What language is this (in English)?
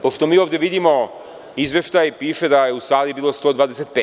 Serbian